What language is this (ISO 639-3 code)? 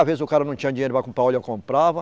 por